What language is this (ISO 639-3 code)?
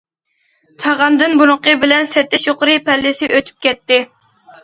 uig